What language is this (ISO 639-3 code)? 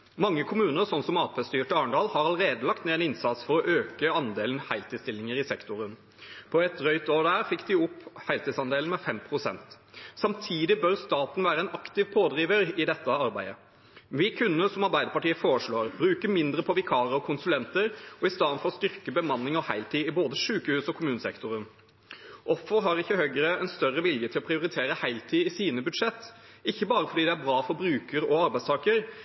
nob